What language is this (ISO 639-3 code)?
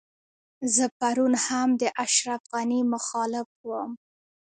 pus